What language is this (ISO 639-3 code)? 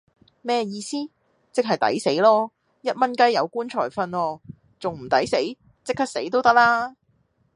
yue